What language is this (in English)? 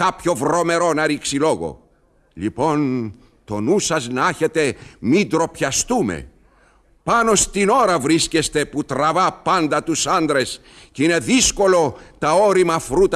Greek